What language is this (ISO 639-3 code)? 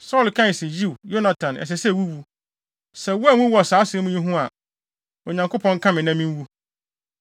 aka